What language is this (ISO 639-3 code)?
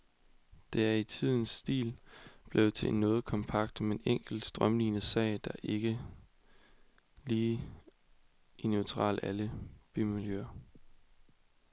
dan